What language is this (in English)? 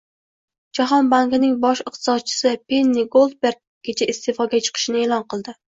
Uzbek